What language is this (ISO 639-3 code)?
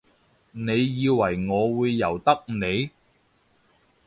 yue